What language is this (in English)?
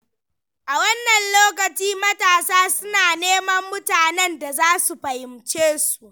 Hausa